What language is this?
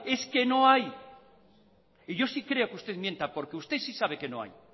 Spanish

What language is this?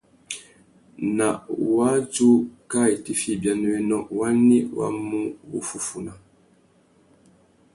Tuki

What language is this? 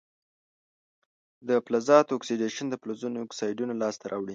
Pashto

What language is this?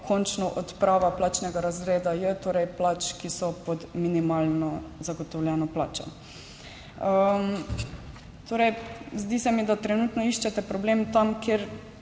Slovenian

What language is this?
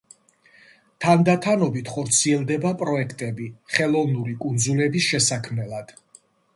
Georgian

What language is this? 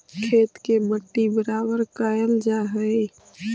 Magahi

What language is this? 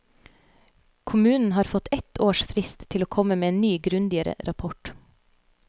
Norwegian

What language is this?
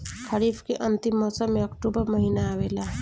Bhojpuri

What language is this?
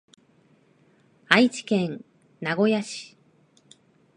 Japanese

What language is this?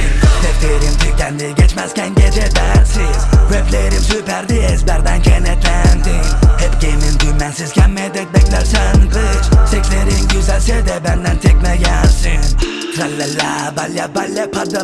Turkish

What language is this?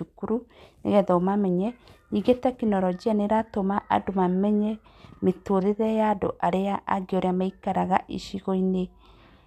Kikuyu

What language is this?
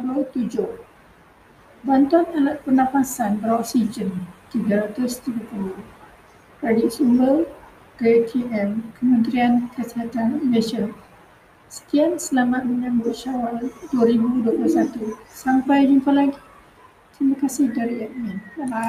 Malay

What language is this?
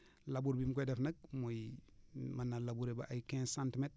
Wolof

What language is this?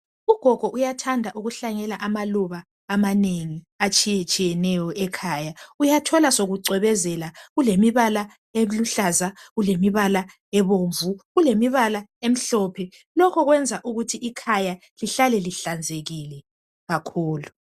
North Ndebele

